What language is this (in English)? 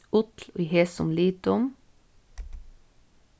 Faroese